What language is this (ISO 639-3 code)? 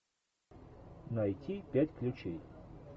rus